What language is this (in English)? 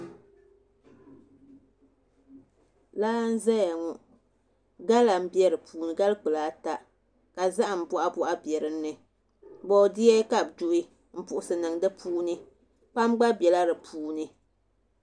Dagbani